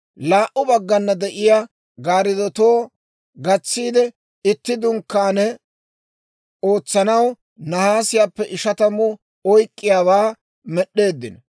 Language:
Dawro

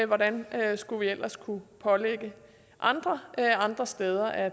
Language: Danish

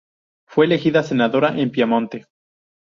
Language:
Spanish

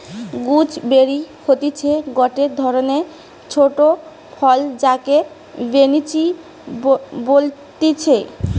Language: Bangla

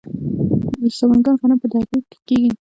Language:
Pashto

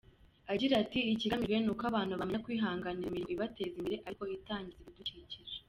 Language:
Kinyarwanda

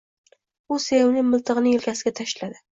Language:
Uzbek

